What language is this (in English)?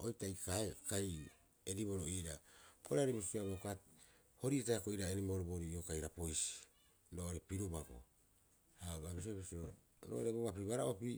Rapoisi